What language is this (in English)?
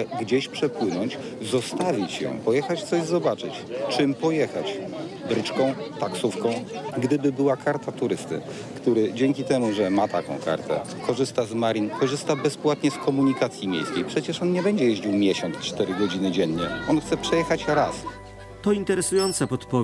Polish